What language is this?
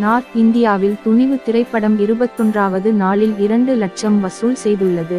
Romanian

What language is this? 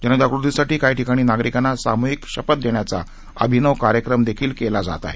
Marathi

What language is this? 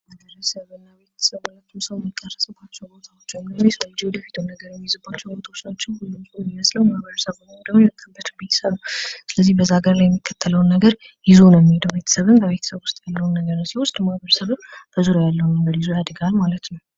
Amharic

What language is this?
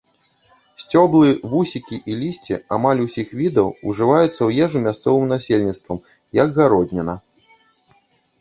Belarusian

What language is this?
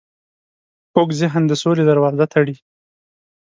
Pashto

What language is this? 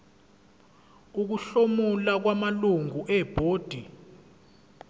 Zulu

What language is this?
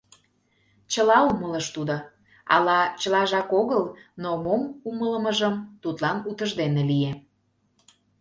Mari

